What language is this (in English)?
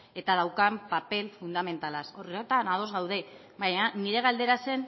Basque